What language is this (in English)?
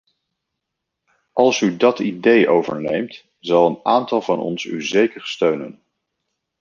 Dutch